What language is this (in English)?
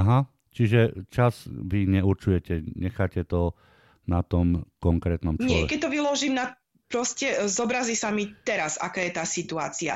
Slovak